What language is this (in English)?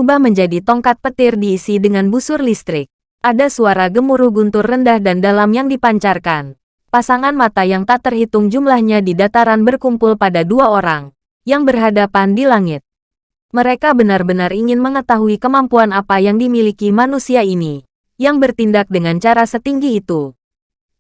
Indonesian